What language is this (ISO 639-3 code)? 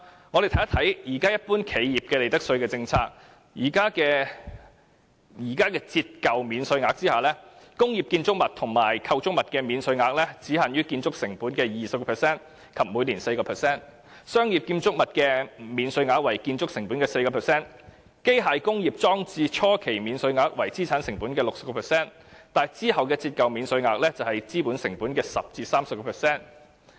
yue